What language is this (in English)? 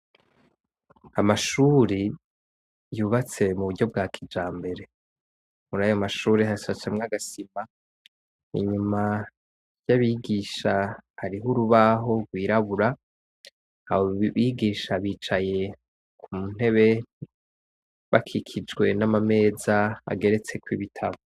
Rundi